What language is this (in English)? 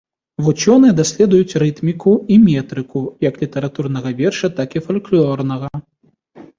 Belarusian